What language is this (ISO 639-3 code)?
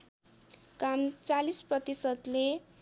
nep